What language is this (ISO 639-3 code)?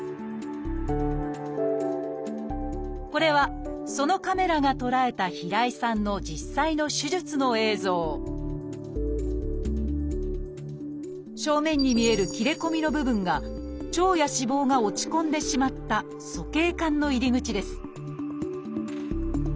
jpn